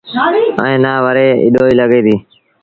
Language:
Sindhi Bhil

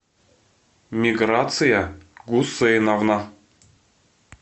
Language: Russian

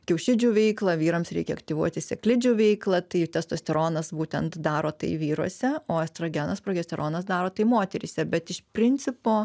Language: Lithuanian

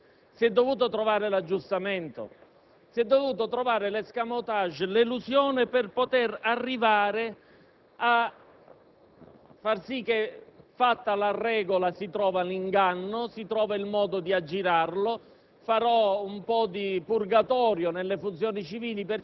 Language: Italian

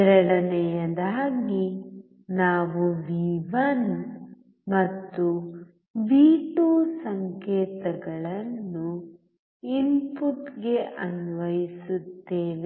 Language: Kannada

